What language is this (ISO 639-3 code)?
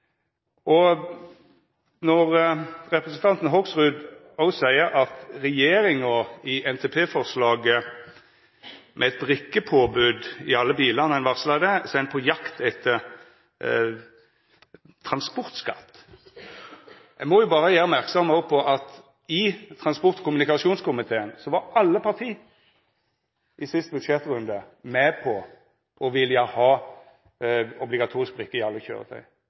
nno